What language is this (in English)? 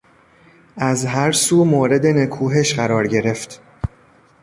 Persian